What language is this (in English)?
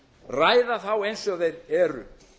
Icelandic